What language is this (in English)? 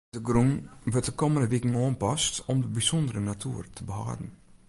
Western Frisian